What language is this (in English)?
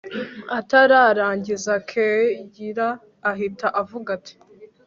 Kinyarwanda